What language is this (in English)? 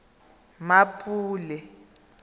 Tswana